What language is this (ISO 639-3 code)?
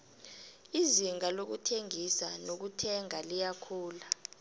nbl